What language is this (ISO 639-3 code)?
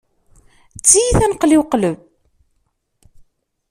kab